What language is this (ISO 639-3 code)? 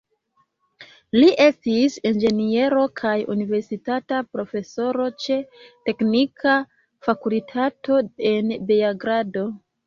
epo